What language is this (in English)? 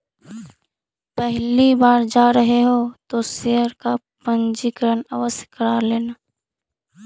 Magahi